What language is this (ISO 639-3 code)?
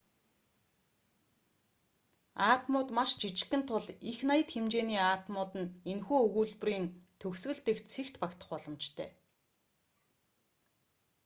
mon